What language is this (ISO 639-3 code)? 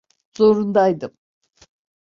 tur